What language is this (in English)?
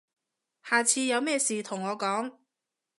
Cantonese